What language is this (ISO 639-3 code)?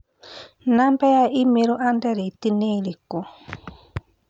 kik